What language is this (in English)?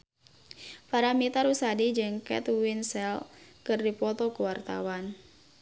Sundanese